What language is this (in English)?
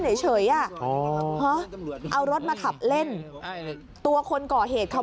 Thai